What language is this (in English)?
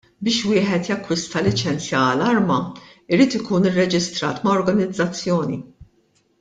Maltese